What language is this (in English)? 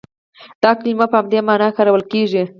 Pashto